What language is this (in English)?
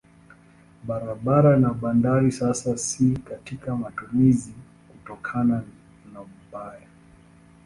Swahili